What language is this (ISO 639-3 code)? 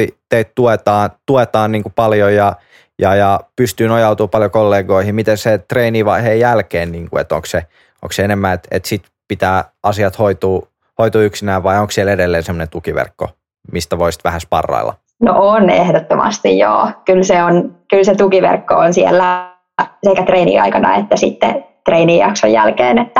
fin